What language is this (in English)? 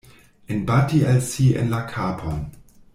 Esperanto